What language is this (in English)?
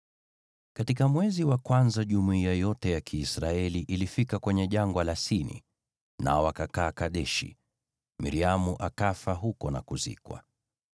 Swahili